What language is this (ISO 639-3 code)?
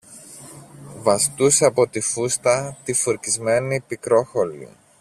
ell